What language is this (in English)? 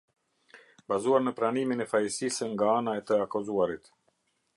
Albanian